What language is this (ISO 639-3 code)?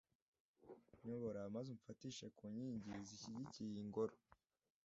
kin